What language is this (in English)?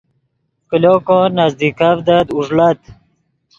Yidgha